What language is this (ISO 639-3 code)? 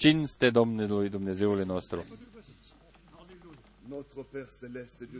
ron